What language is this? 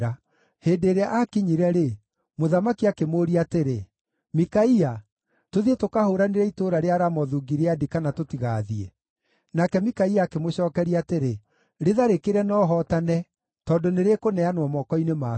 Kikuyu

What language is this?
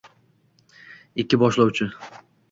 Uzbek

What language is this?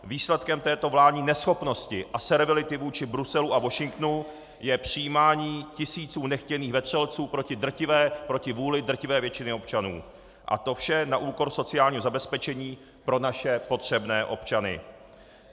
Czech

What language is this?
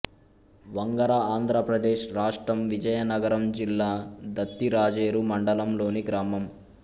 Telugu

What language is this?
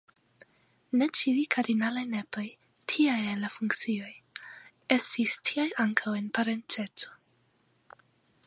Esperanto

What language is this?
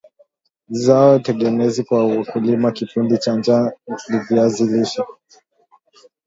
Swahili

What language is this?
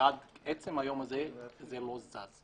Hebrew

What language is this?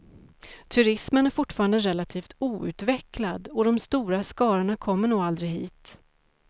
Swedish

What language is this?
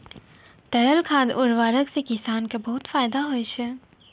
Maithili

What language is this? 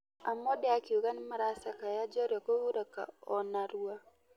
Kikuyu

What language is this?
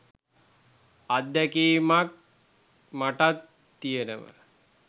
Sinhala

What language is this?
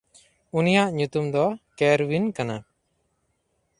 Santali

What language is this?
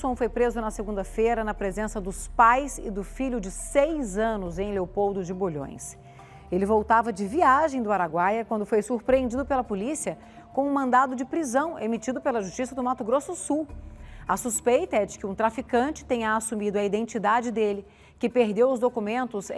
Portuguese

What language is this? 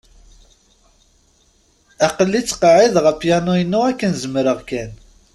Kabyle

